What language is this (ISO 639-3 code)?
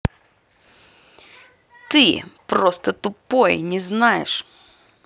rus